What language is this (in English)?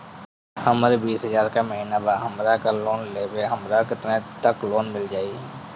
Bhojpuri